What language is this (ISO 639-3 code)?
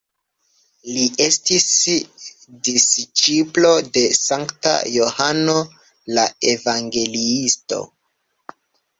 epo